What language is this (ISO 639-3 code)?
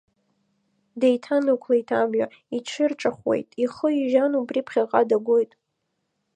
abk